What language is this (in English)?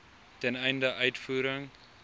Afrikaans